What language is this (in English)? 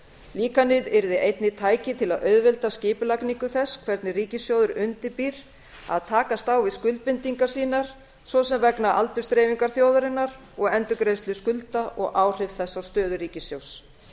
Icelandic